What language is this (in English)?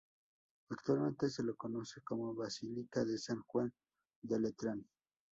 Spanish